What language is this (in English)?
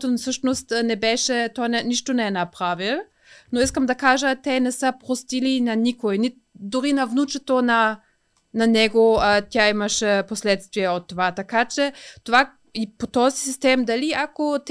Bulgarian